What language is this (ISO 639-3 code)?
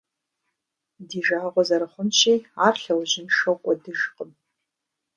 kbd